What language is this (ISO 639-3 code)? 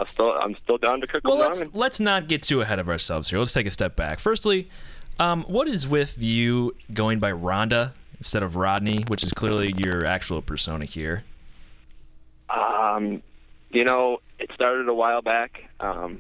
eng